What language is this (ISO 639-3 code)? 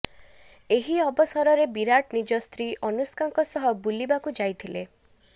ori